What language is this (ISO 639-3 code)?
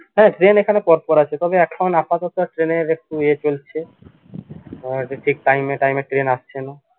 ben